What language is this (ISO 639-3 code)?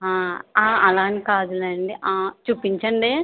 tel